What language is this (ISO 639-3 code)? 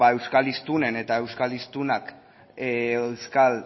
eus